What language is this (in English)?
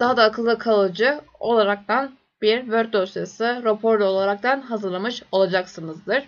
Turkish